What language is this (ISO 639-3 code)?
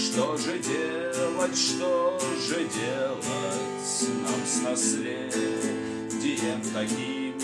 rus